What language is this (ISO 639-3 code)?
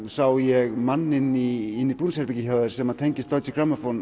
isl